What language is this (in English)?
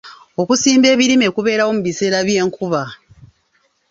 Ganda